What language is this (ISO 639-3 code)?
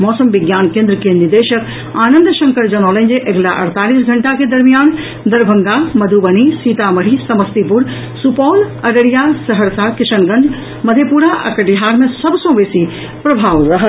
mai